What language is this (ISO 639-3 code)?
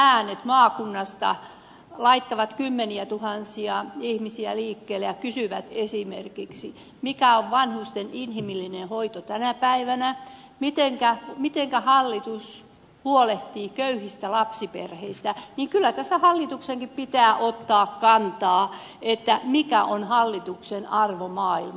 fin